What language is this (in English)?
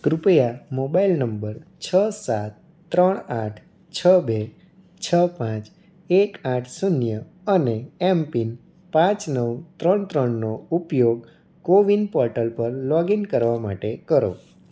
Gujarati